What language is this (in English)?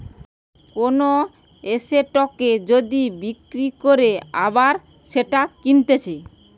Bangla